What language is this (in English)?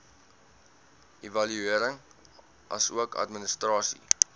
Afrikaans